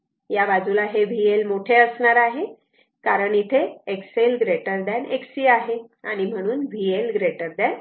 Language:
Marathi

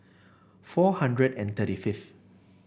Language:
English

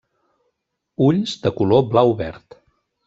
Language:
Catalan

